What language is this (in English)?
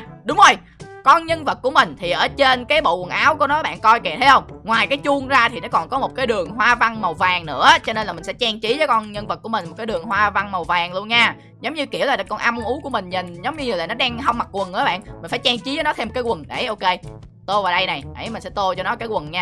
Vietnamese